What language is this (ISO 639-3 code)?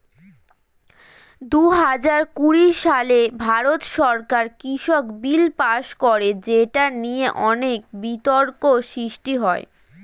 ben